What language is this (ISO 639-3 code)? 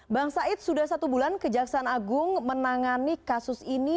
ind